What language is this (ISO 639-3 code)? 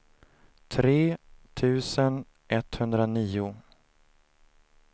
swe